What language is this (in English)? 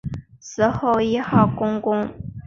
Chinese